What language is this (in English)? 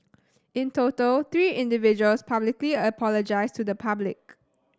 English